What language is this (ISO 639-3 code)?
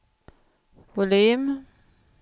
swe